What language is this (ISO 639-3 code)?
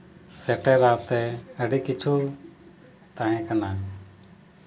sat